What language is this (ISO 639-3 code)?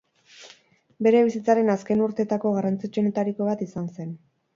eus